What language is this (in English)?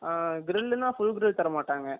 Tamil